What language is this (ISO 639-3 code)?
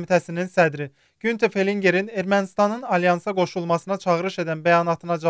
tur